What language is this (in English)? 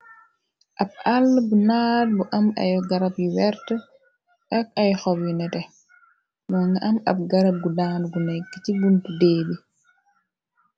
Wolof